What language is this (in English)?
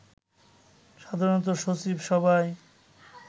Bangla